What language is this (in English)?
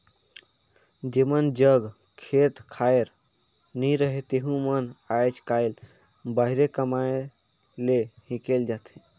Chhattisgarhi